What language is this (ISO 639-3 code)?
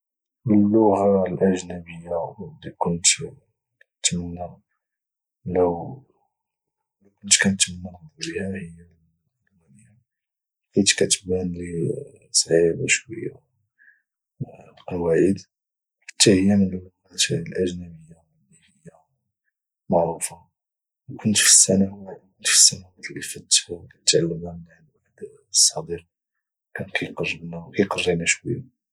ary